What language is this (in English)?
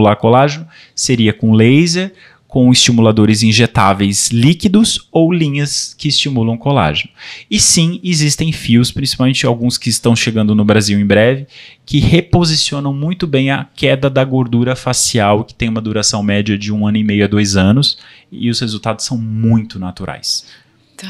Portuguese